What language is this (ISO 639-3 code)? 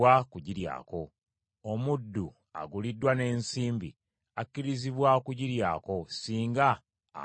lug